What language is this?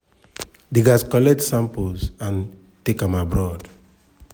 Nigerian Pidgin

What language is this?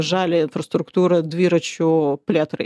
Lithuanian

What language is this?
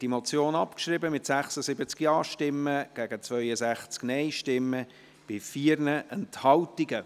Swiss German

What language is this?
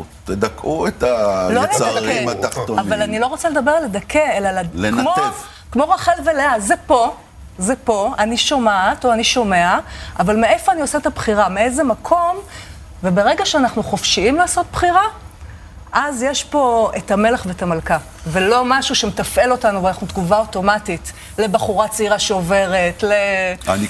Hebrew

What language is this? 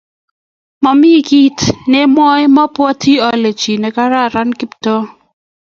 Kalenjin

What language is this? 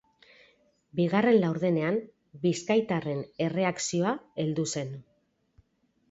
Basque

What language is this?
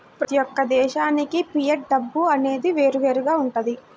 Telugu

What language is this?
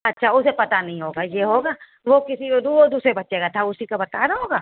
Urdu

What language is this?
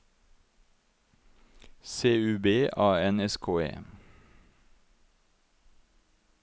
Norwegian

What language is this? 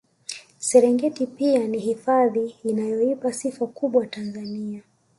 Swahili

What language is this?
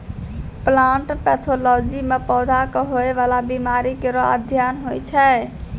Maithili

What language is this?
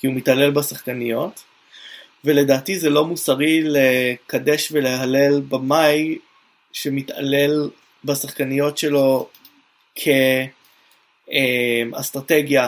Hebrew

